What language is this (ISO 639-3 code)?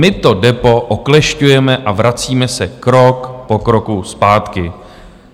ces